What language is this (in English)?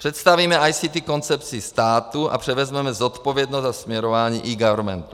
Czech